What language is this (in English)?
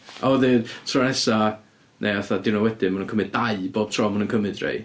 Welsh